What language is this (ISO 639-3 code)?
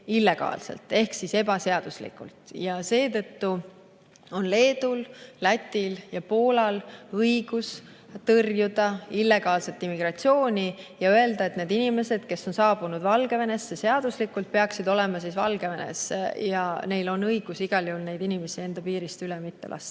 est